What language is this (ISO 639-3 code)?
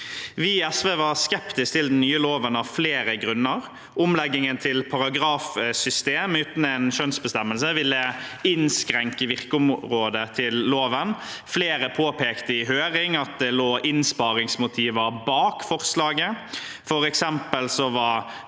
nor